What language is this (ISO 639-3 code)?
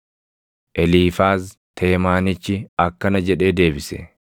orm